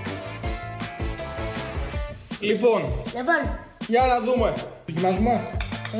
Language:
Greek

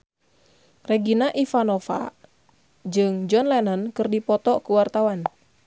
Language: Sundanese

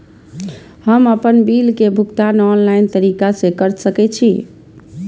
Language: Maithili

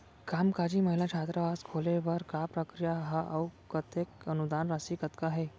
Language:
Chhattisgarhi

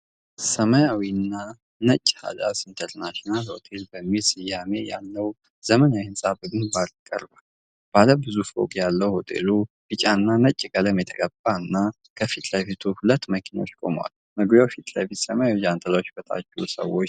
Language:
Amharic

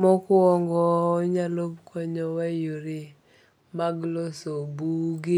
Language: Luo (Kenya and Tanzania)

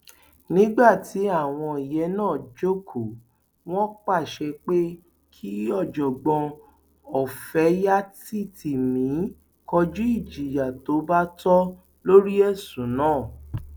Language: Yoruba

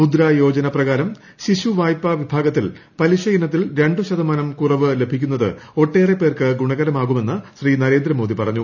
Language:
Malayalam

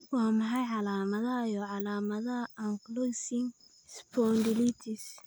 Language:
Somali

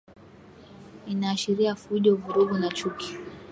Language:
Swahili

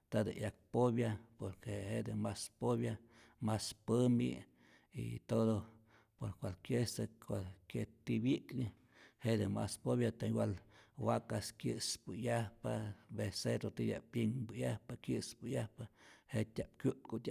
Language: Rayón Zoque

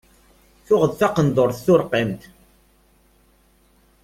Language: Kabyle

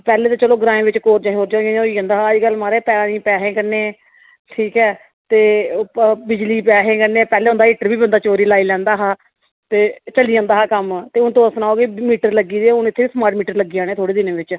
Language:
Dogri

